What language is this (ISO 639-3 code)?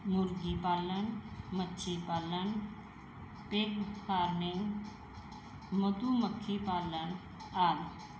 pan